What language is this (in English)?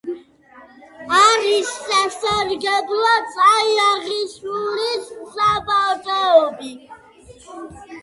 Georgian